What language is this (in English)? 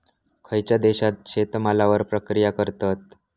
Marathi